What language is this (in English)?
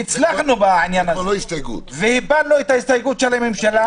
Hebrew